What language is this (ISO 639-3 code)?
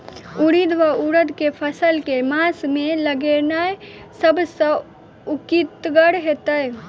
mai